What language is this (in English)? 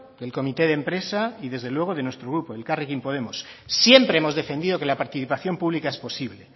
Spanish